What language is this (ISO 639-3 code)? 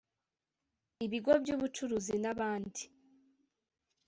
kin